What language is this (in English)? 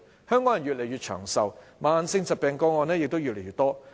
Cantonese